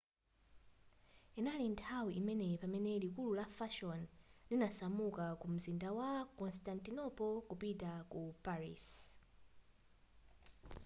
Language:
Nyanja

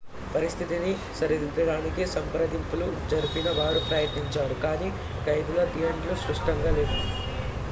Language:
Telugu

